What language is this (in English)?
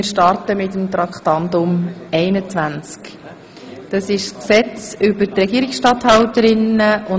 Swiss German